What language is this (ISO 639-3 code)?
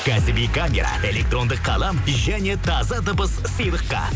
kaz